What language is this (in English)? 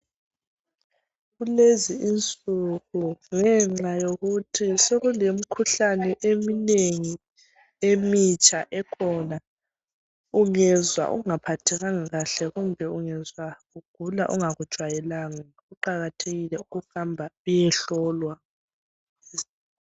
North Ndebele